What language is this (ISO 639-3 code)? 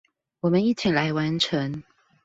zho